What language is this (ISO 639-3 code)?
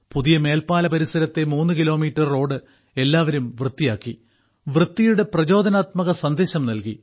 mal